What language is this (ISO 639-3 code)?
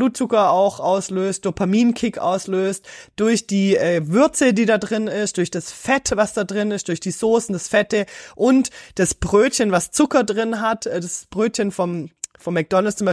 deu